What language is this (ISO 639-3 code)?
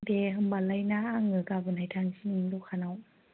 brx